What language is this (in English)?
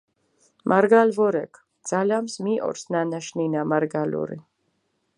Mingrelian